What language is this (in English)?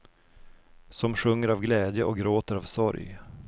Swedish